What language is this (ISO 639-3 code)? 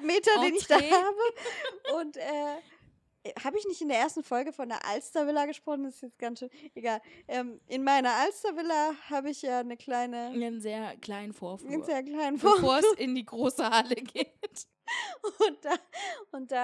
deu